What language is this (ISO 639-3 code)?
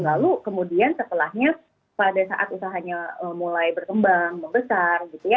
ind